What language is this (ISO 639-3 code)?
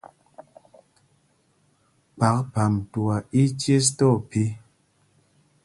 mgg